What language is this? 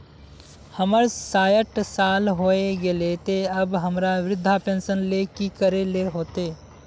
Magahi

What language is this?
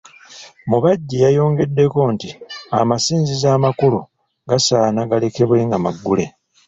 Ganda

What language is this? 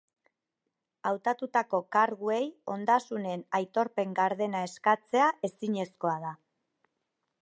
Basque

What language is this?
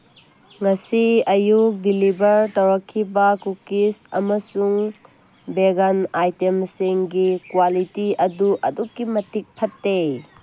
Manipuri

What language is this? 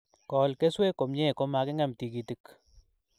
Kalenjin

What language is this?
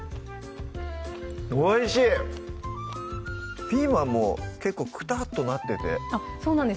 Japanese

